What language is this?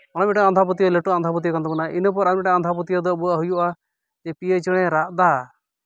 Santali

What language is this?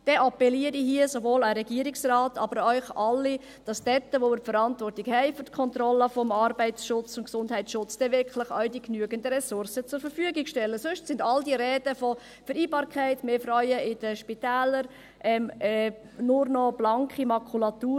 Swiss German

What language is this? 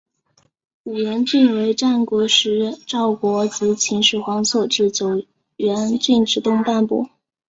Chinese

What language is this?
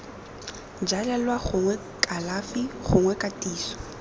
Tswana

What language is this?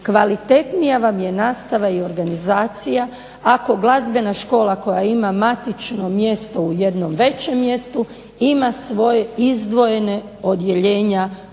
Croatian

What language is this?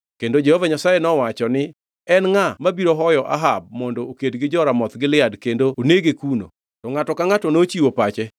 Luo (Kenya and Tanzania)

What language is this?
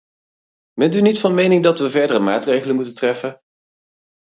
Dutch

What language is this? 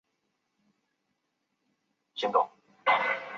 Chinese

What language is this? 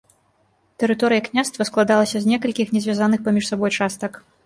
Belarusian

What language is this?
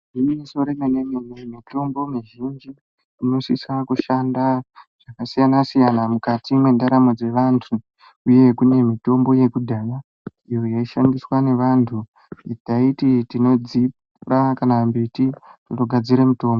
Ndau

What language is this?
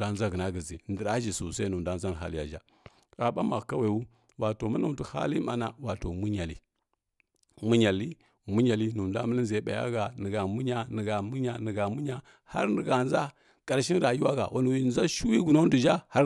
Kirya-Konzəl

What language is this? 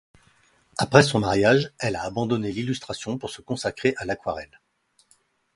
French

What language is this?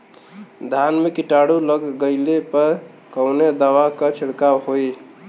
Bhojpuri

